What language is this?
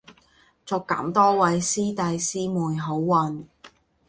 Cantonese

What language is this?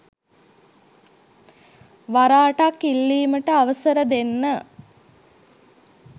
Sinhala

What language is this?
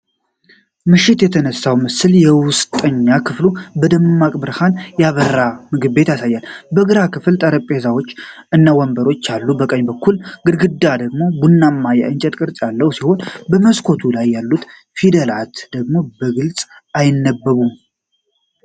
Amharic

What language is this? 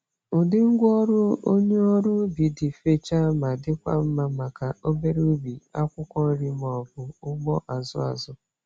Igbo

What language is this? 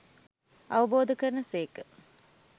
Sinhala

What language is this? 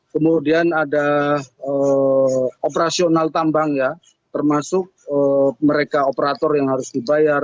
Indonesian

